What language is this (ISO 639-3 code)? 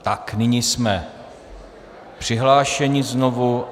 ces